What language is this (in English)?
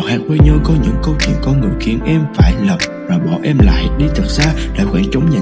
Vietnamese